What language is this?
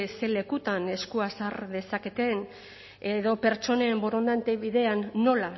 Basque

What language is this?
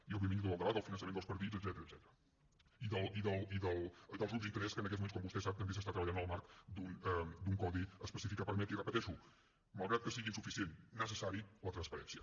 Catalan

